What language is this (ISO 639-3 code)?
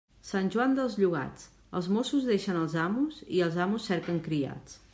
cat